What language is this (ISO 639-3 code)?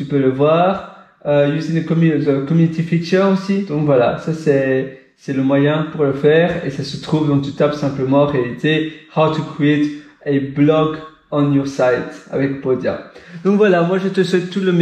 fra